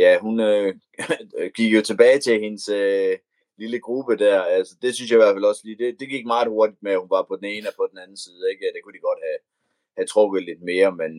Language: Danish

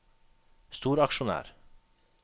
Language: Norwegian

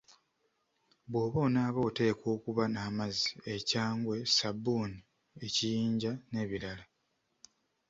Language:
Ganda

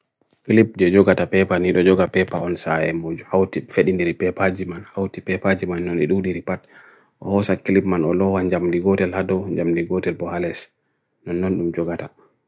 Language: Bagirmi Fulfulde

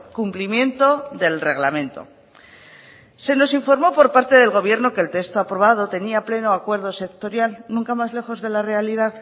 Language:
Spanish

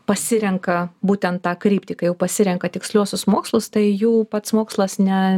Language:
Lithuanian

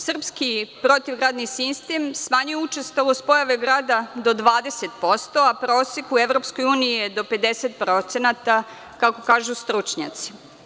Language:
Serbian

